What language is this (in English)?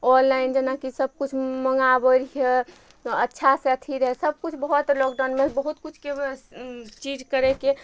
Maithili